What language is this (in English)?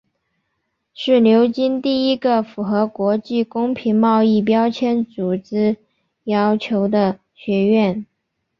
Chinese